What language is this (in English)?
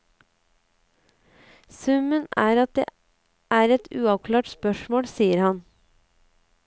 Norwegian